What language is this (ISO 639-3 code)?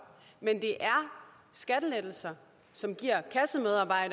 dan